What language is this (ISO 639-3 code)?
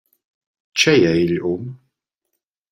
roh